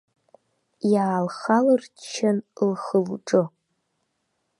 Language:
Abkhazian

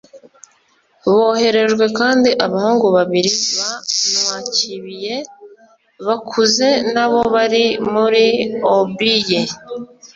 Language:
Kinyarwanda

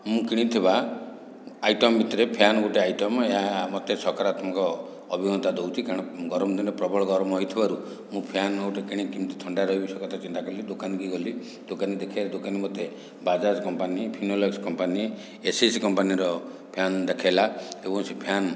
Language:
Odia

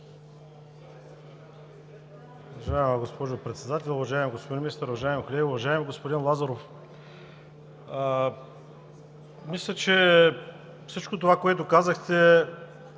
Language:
Bulgarian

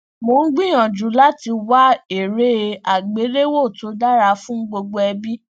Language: Yoruba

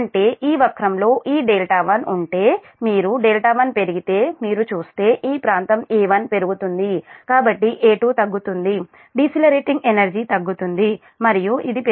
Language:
Telugu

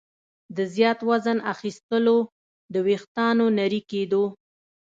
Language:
Pashto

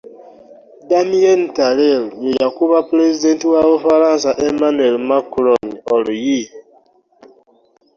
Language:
Ganda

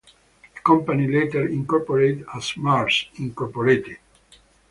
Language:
English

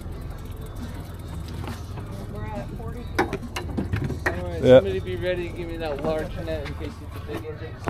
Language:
English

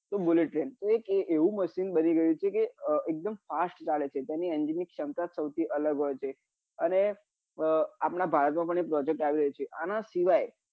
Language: Gujarati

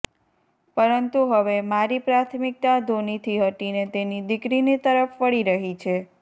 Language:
Gujarati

